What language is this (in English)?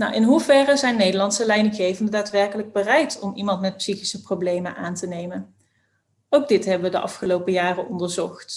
Dutch